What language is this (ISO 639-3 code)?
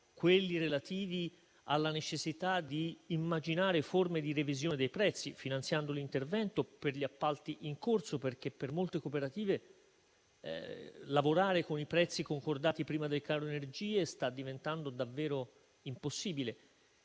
ita